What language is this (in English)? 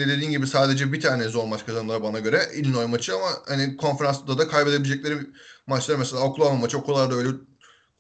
Turkish